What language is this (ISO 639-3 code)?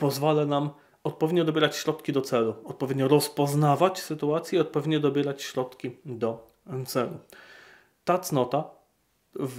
pol